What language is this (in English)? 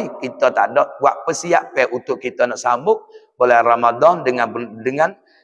Malay